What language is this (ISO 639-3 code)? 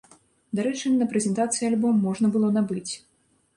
bel